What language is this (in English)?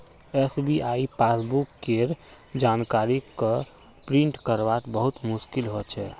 Magahi